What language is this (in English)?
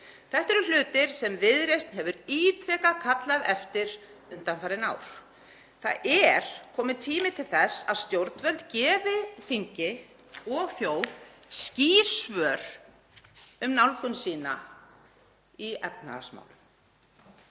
Icelandic